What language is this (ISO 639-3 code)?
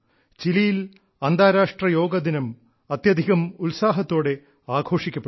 mal